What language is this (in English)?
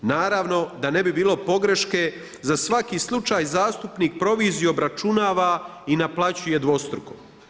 Croatian